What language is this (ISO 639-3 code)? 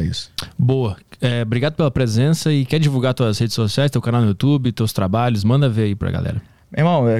por